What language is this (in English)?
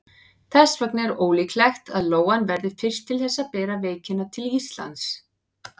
Icelandic